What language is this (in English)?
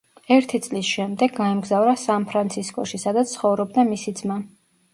Georgian